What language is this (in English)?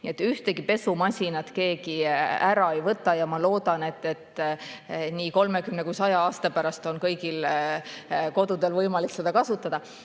Estonian